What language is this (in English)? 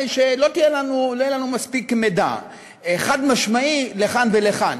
Hebrew